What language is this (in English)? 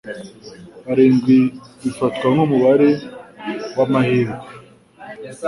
Kinyarwanda